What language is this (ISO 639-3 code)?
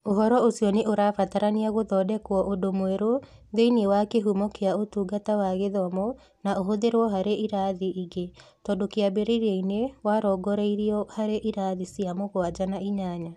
kik